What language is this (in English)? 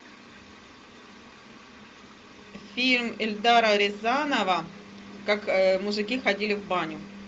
Russian